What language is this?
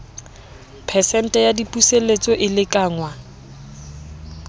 Southern Sotho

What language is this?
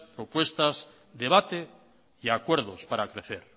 Spanish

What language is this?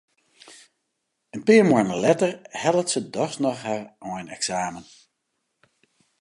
Western Frisian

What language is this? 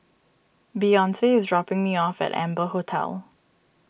English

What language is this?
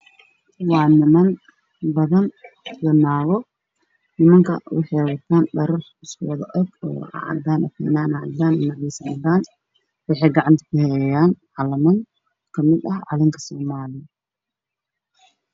Somali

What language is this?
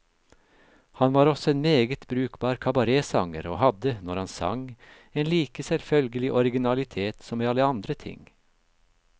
Norwegian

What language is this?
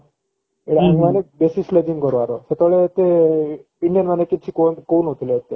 Odia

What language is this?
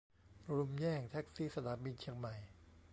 Thai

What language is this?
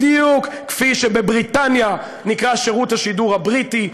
Hebrew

